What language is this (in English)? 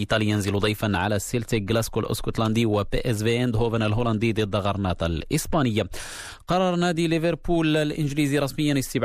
Arabic